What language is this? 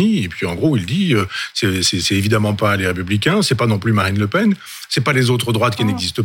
French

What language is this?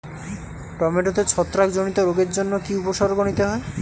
Bangla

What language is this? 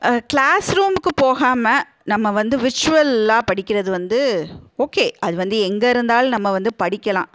Tamil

